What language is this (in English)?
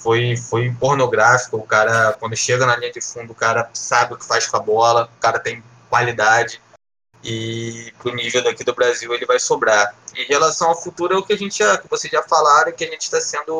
Portuguese